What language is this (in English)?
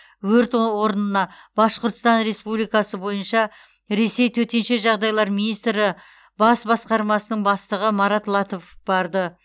Kazakh